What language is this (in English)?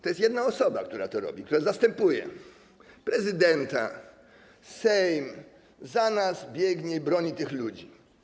Polish